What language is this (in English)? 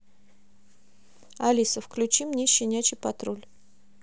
Russian